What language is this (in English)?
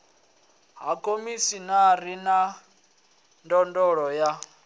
Venda